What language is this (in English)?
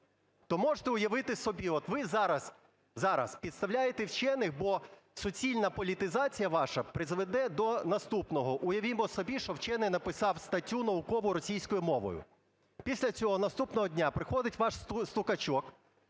Ukrainian